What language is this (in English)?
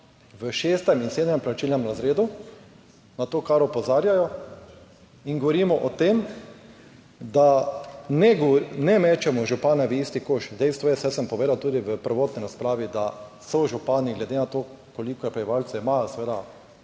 Slovenian